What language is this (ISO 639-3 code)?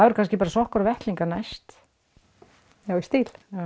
isl